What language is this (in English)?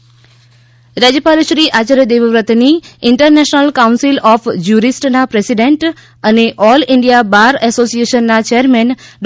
Gujarati